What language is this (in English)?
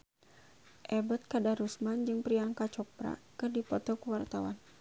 Sundanese